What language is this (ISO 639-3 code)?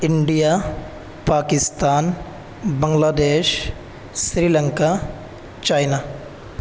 urd